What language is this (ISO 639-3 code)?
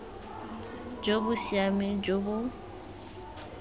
tsn